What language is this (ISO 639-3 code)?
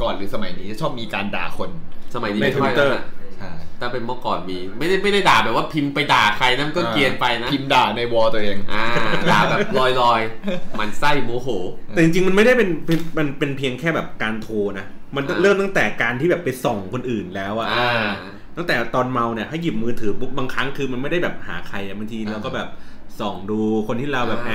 tha